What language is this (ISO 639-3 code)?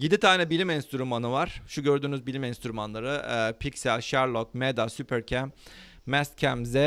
tur